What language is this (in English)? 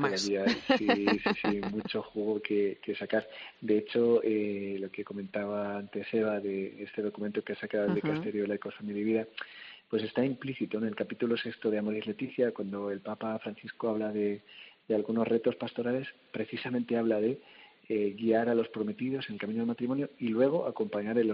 Spanish